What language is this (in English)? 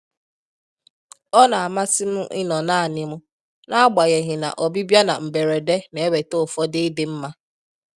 Igbo